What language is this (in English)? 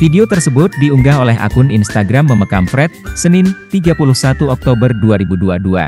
Indonesian